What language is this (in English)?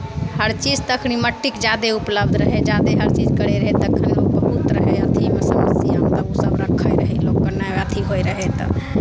Maithili